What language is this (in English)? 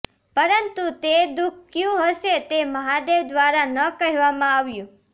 Gujarati